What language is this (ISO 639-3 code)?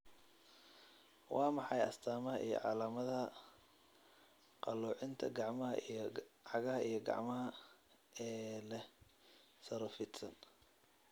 som